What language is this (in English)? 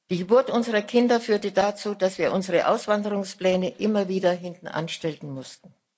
German